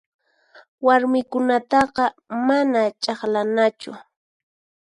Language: Puno Quechua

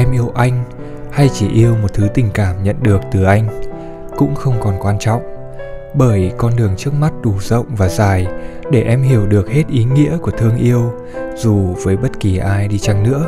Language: Vietnamese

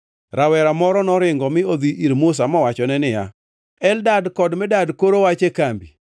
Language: Luo (Kenya and Tanzania)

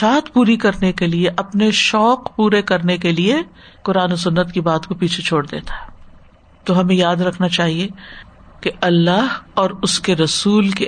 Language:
Urdu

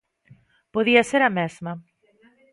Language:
Galician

